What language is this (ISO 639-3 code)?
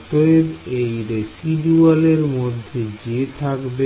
ben